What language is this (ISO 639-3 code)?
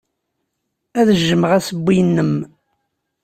kab